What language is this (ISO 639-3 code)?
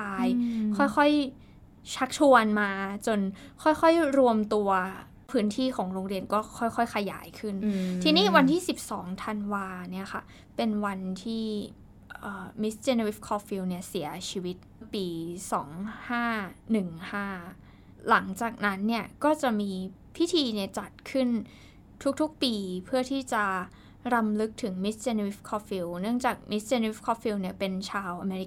tha